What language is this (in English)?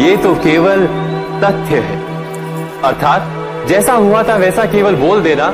Hindi